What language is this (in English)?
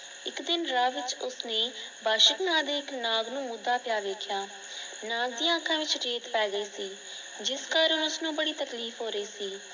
Punjabi